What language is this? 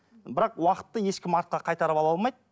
Kazakh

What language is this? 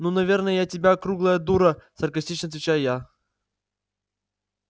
Russian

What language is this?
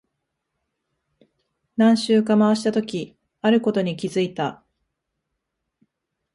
Japanese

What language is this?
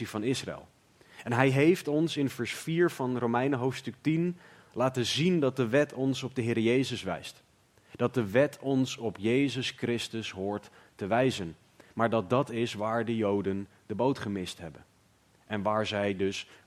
Dutch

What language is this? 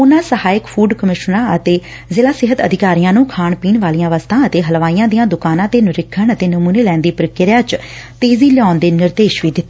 Punjabi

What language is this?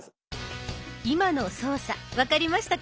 Japanese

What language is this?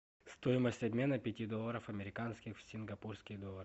Russian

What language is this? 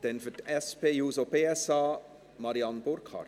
Swiss German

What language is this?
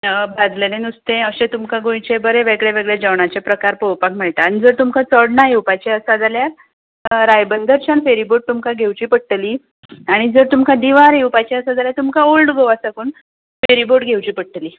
Konkani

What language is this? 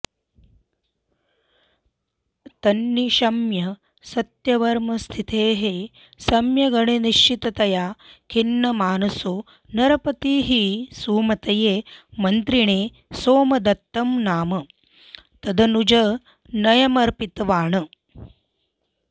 Sanskrit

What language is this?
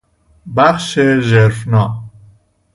Persian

